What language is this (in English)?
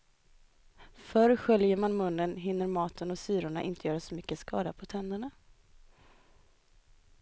Swedish